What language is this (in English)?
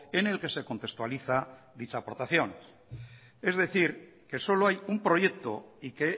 Spanish